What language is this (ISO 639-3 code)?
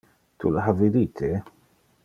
ina